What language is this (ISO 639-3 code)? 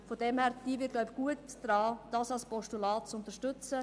gsw